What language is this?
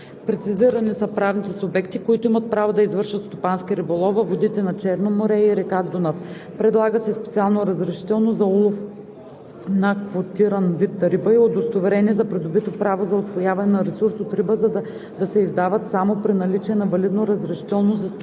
Bulgarian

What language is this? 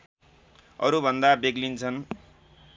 Nepali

